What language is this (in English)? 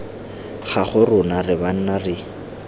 Tswana